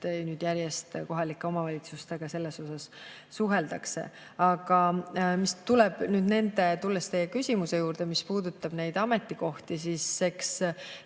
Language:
Estonian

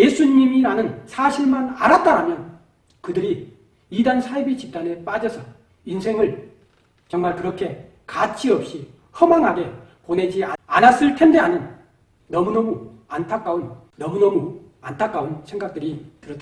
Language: Korean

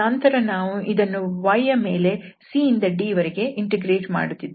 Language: Kannada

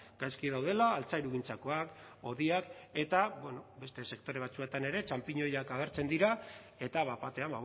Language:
Basque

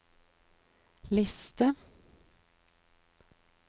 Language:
Norwegian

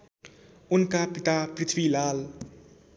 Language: Nepali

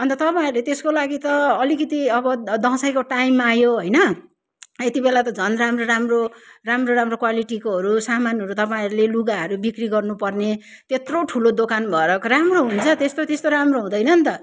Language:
Nepali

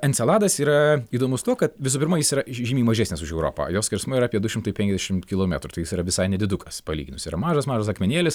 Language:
Lithuanian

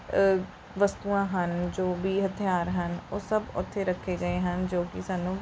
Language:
Punjabi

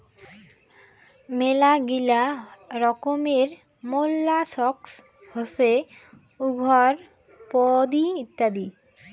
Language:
Bangla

